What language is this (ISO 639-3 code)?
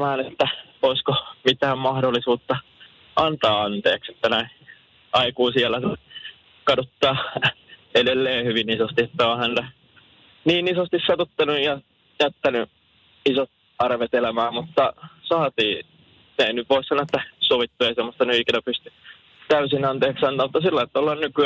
fin